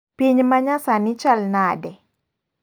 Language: Luo (Kenya and Tanzania)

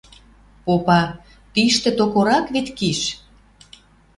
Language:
Western Mari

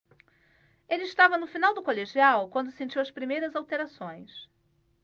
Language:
Portuguese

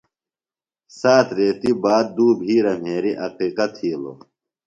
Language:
Phalura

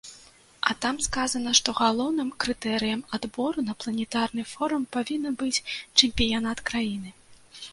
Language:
Belarusian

